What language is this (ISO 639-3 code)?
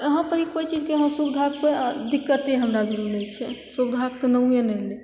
mai